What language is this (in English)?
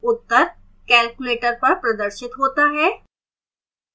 Hindi